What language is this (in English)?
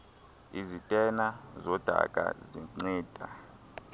Xhosa